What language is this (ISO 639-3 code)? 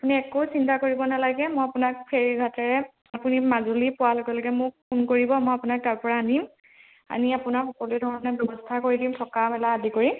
asm